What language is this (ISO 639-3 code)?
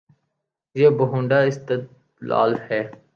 urd